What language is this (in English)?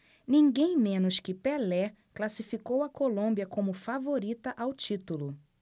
Portuguese